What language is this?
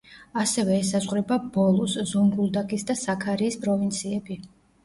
Georgian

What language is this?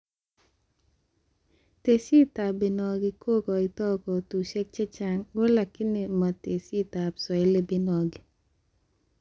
Kalenjin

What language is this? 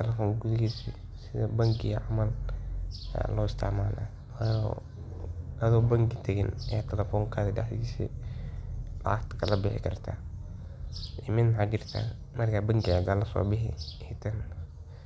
Somali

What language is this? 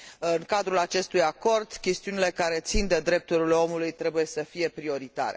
Romanian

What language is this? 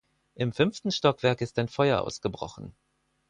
German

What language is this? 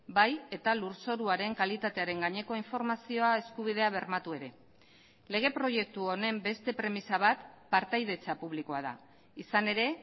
Basque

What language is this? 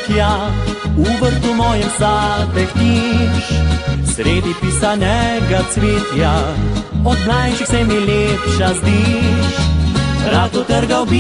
Romanian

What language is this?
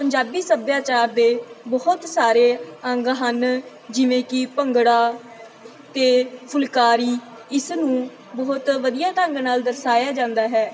Punjabi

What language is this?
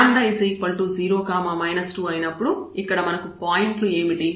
Telugu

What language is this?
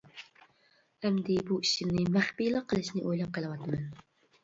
Uyghur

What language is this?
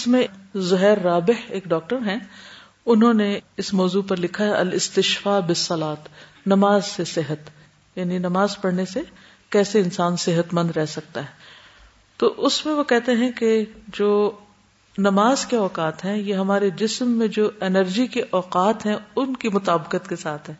Urdu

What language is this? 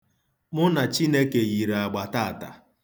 Igbo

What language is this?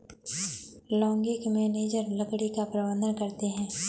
Hindi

